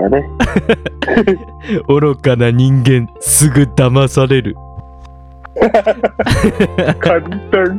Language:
Japanese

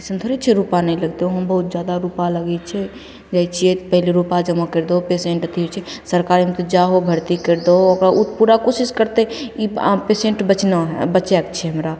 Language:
Maithili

